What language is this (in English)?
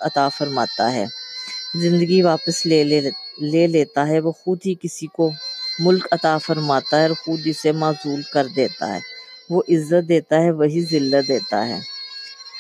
Urdu